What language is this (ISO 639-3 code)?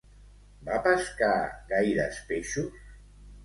cat